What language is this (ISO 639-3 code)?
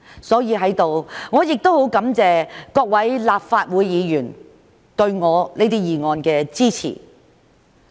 yue